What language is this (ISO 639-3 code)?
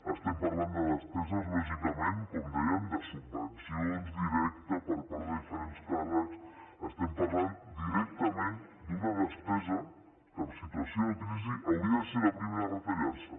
cat